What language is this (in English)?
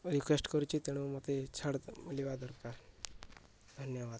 Odia